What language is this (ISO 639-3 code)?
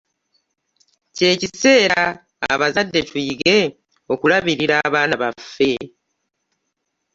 lug